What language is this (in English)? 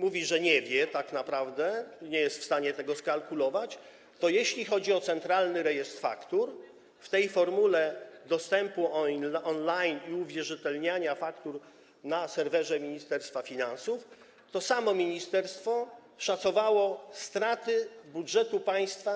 Polish